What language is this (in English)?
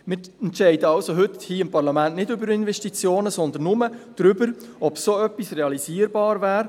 Swiss German